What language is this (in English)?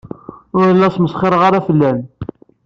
Kabyle